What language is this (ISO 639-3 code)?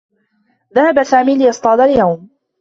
ara